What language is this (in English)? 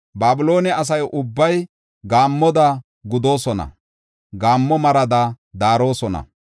Gofa